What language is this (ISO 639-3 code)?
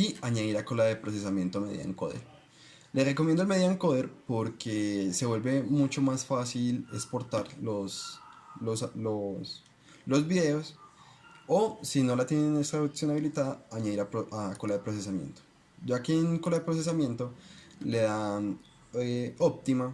spa